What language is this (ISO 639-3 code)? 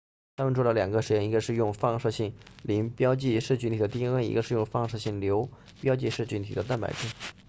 zho